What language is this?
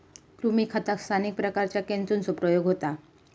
Marathi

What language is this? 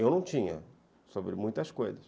Portuguese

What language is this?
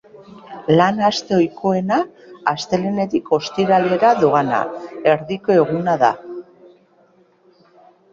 Basque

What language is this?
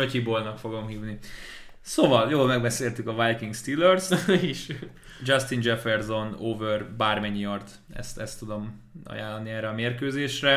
Hungarian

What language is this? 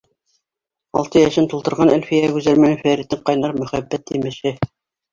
Bashkir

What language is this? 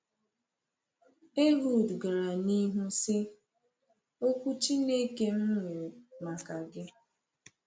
Igbo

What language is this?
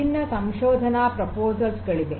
Kannada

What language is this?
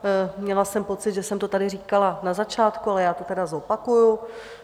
Czech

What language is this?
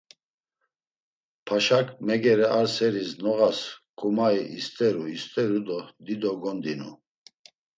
Laz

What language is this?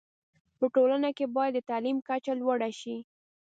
Pashto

